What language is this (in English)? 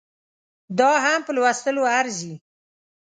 Pashto